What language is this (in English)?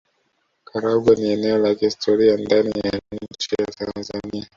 Swahili